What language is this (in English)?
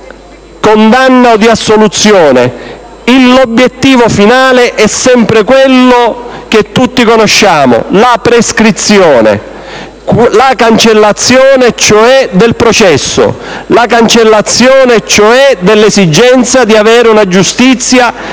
Italian